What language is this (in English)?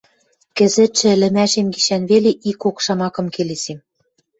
Western Mari